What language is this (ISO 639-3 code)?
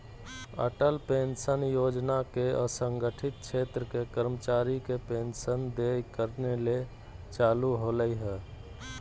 mag